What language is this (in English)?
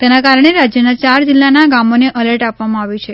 Gujarati